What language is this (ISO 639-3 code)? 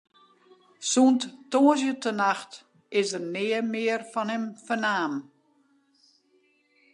fry